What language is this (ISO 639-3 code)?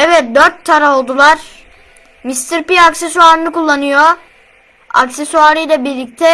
tur